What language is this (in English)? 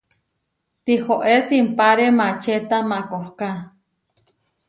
Huarijio